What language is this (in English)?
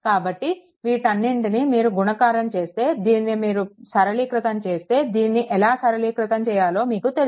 Telugu